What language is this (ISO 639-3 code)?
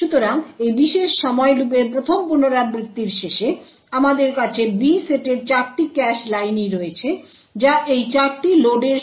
ben